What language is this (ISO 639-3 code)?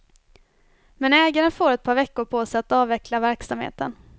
swe